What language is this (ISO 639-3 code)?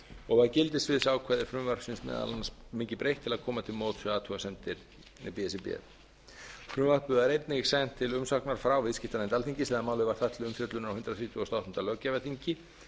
isl